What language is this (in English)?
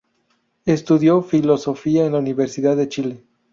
Spanish